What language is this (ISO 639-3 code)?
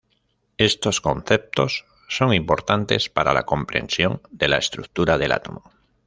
spa